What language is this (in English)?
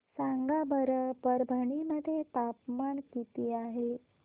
Marathi